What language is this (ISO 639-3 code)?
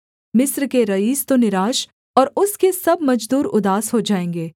hin